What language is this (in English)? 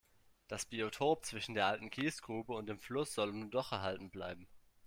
German